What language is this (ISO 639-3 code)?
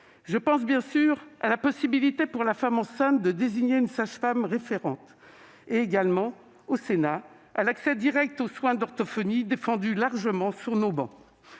fra